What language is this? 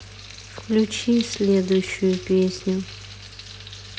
Russian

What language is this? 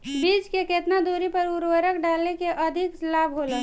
Bhojpuri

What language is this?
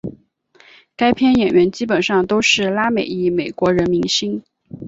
Chinese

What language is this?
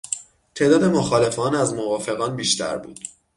Persian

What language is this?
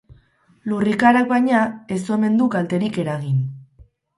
Basque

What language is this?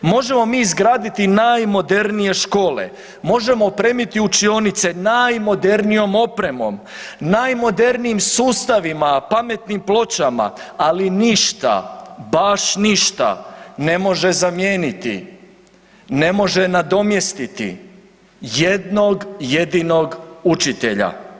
Croatian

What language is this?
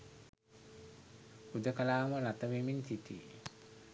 Sinhala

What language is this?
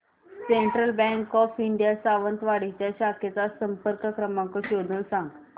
Marathi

